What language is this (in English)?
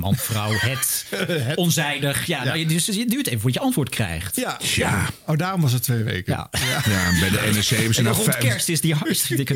Dutch